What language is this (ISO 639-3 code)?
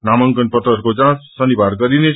nep